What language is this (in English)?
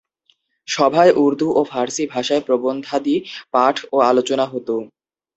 Bangla